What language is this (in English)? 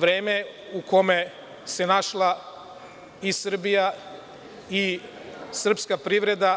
Serbian